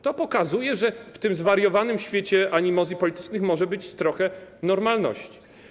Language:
Polish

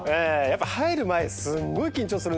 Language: Japanese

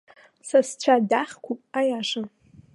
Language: Abkhazian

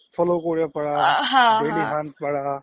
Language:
Assamese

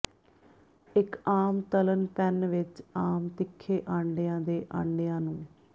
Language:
Punjabi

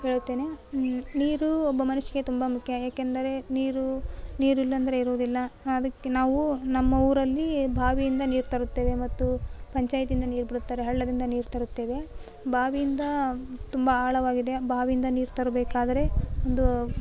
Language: Kannada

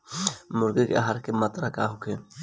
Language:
Bhojpuri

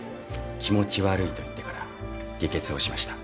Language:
Japanese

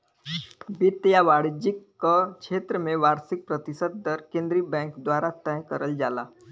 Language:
Bhojpuri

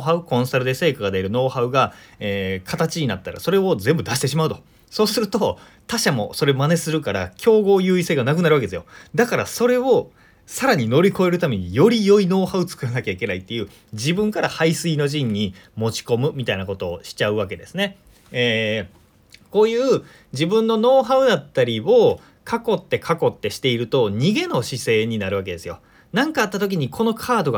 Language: Japanese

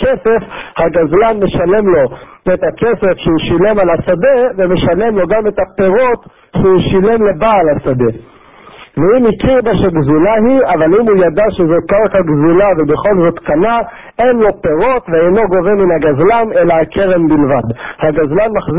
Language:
Hebrew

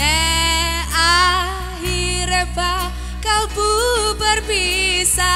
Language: Indonesian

